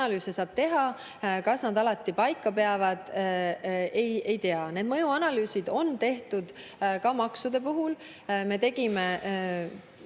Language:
Estonian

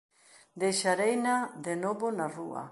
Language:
Galician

